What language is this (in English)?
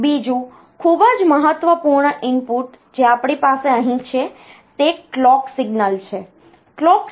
Gujarati